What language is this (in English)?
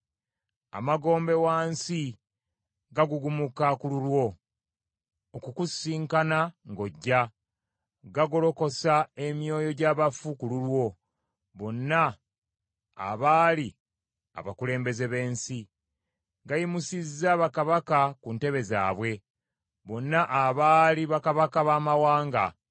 Ganda